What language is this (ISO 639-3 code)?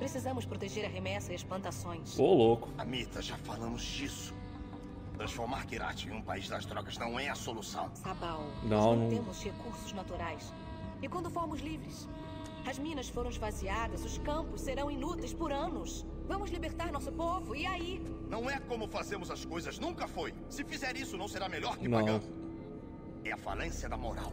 por